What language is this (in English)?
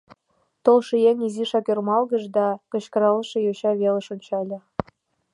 Mari